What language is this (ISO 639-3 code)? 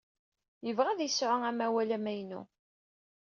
kab